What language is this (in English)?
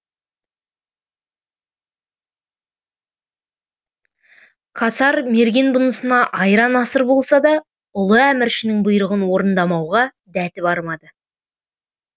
Kazakh